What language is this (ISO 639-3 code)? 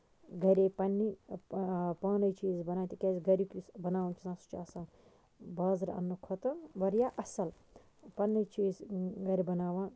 kas